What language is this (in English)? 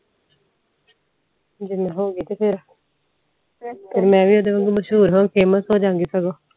Punjabi